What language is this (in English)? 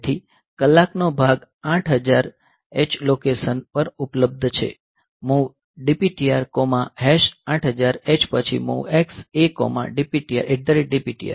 Gujarati